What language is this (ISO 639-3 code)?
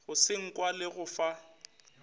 nso